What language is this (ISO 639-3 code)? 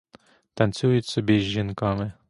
ukr